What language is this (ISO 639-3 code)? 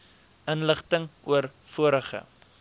afr